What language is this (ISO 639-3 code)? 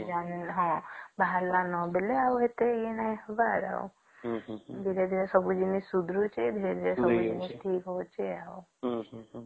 ori